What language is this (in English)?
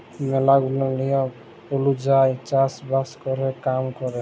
Bangla